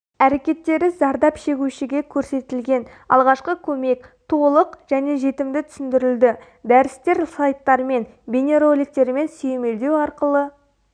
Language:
Kazakh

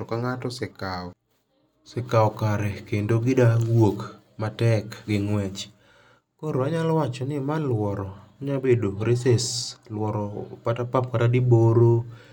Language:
Luo (Kenya and Tanzania)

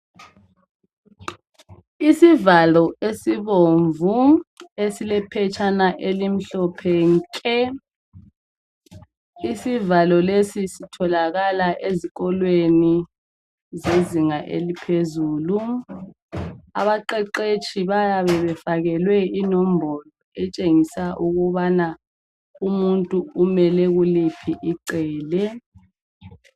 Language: North Ndebele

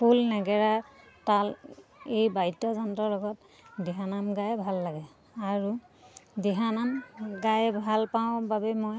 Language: Assamese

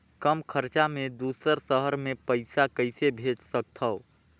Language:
Chhattisgarhi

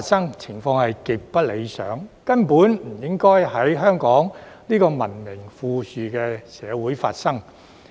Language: Cantonese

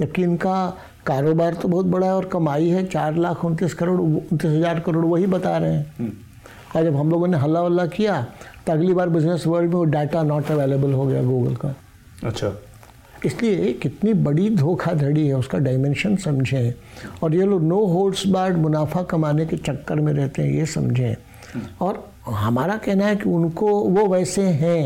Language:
Hindi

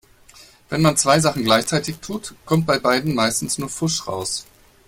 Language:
German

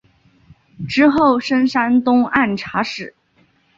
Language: Chinese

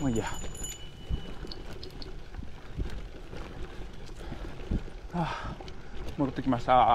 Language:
Japanese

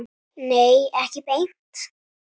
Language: Icelandic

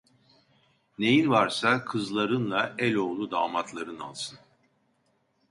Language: Turkish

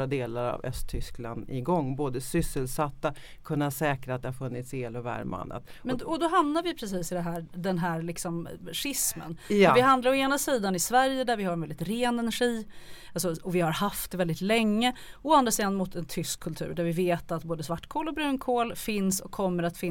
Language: Swedish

